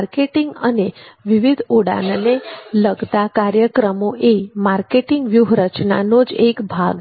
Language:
Gujarati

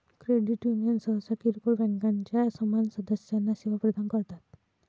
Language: Marathi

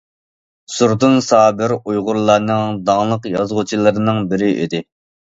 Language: Uyghur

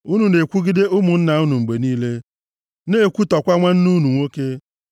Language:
Igbo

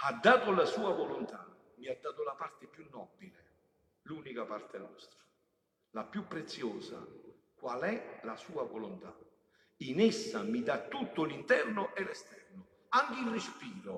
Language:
Italian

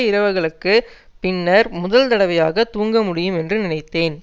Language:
Tamil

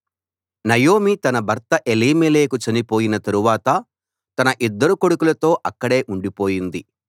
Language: Telugu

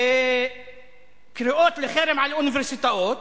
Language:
Hebrew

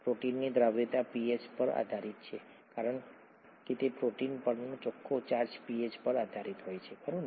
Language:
Gujarati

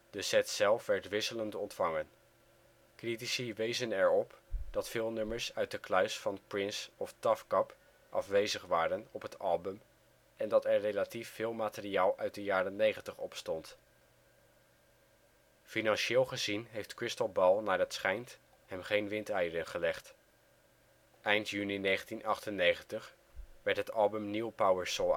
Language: Dutch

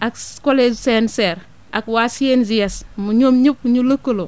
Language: Wolof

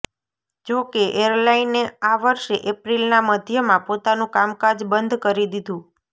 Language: Gujarati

